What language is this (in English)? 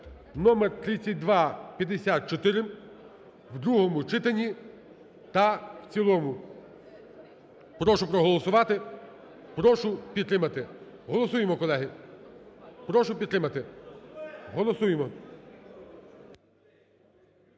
Ukrainian